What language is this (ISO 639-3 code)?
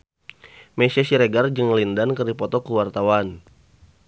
sun